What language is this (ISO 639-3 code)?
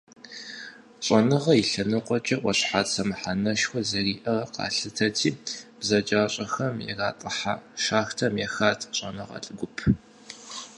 kbd